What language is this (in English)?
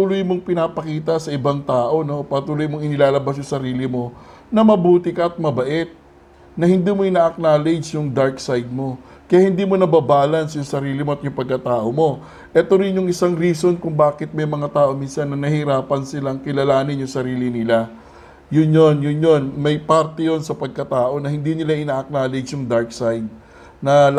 Filipino